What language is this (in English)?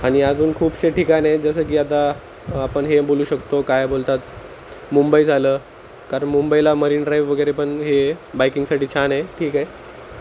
Marathi